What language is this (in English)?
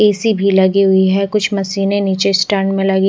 Hindi